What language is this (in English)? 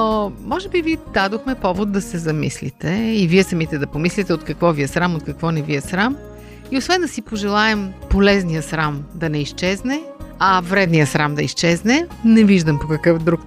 Bulgarian